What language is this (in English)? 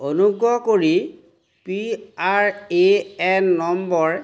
Assamese